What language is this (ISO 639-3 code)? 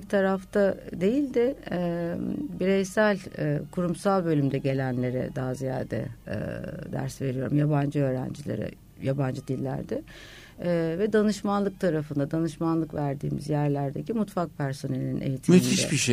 tur